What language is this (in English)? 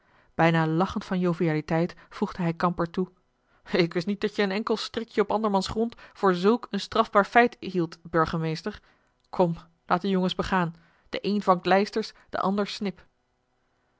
Dutch